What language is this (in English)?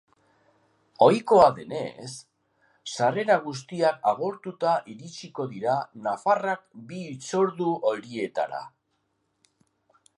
Basque